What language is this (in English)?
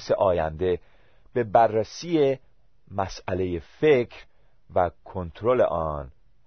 Persian